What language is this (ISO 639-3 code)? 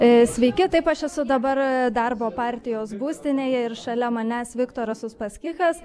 lit